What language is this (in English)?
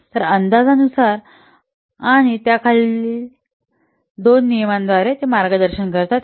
Marathi